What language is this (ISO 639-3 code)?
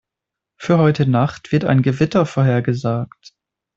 deu